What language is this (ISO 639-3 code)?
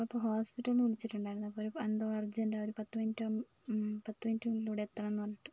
mal